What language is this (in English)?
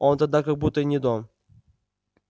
Russian